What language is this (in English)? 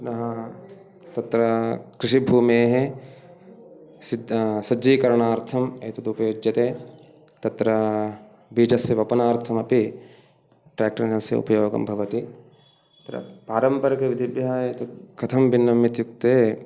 Sanskrit